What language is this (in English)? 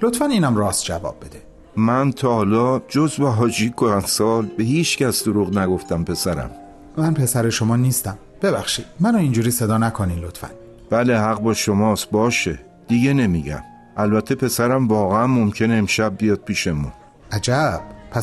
Persian